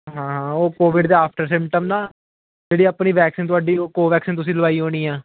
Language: Punjabi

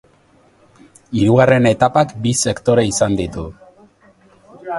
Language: Basque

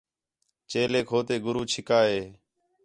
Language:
Khetrani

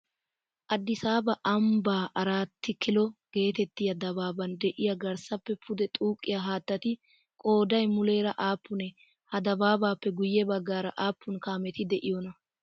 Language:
Wolaytta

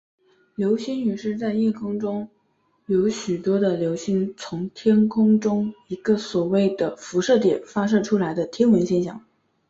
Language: Chinese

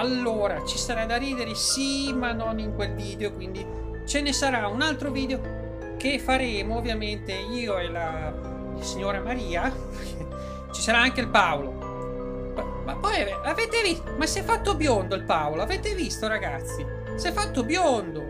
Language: Italian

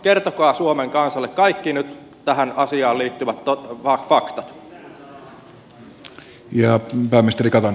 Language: Finnish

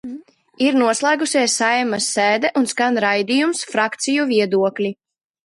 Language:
Latvian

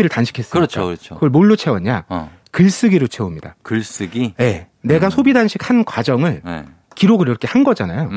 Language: Korean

